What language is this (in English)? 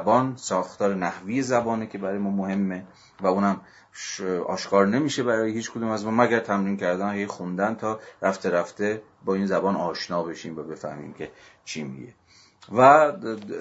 Persian